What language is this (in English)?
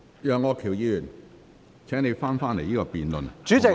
Cantonese